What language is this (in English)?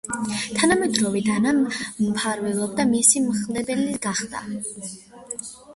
Georgian